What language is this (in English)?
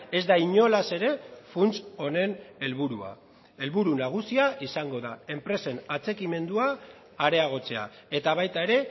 Basque